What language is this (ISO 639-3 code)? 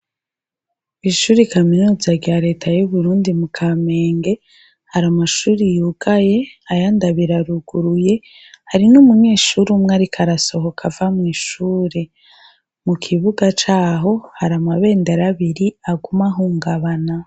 run